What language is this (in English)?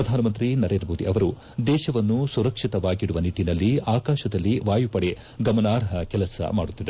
Kannada